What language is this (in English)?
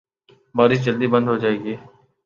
Urdu